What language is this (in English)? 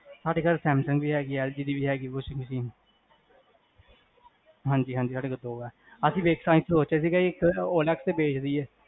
Punjabi